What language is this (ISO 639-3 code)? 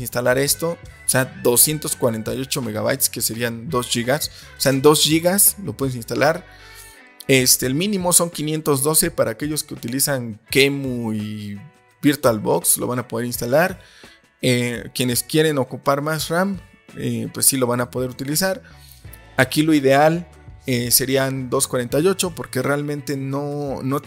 spa